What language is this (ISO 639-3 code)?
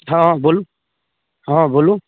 mai